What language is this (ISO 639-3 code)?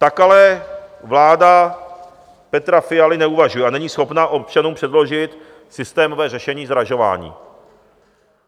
ces